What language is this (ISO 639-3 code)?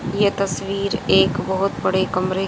hin